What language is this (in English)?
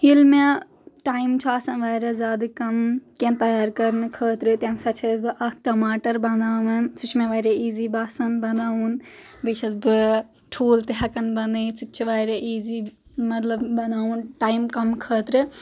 Kashmiri